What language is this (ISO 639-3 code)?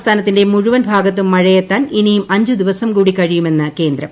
mal